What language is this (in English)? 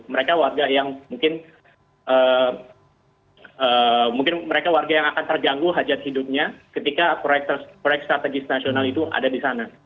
Indonesian